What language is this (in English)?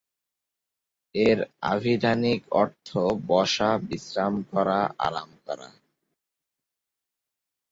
Bangla